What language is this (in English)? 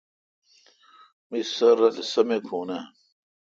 Kalkoti